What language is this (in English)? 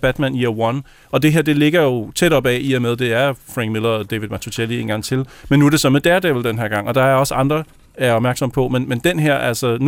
Danish